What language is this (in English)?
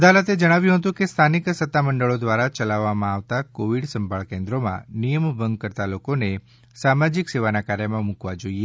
Gujarati